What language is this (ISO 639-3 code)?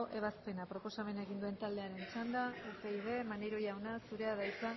eus